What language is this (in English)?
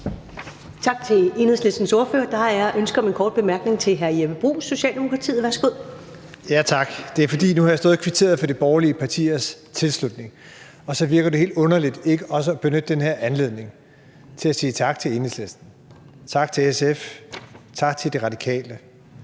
Danish